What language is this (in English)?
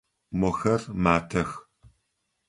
Adyghe